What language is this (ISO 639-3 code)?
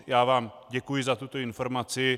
ces